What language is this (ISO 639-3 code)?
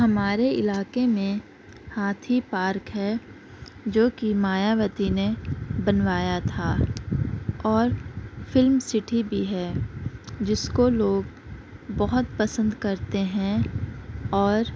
urd